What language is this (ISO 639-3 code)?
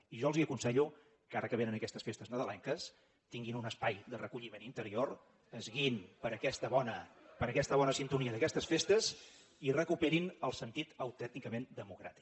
cat